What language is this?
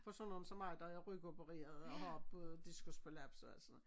Danish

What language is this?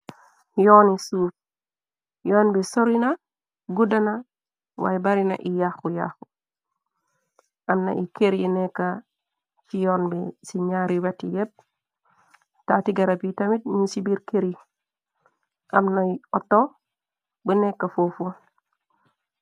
Wolof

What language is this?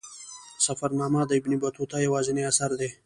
Pashto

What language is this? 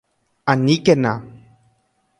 Guarani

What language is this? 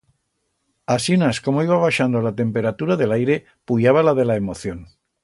Aragonese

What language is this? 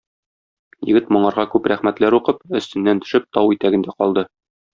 Tatar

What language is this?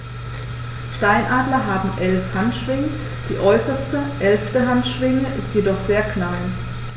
German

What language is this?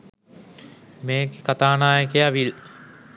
Sinhala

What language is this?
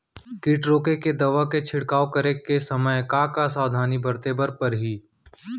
Chhattisgarhi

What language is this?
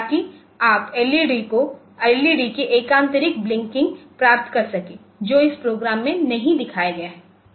Hindi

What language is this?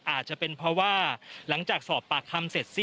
Thai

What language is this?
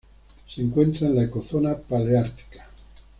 Spanish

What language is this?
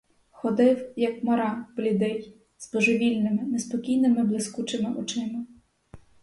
Ukrainian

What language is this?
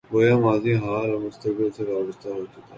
Urdu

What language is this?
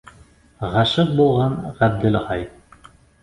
Bashkir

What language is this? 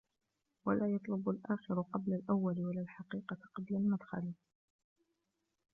Arabic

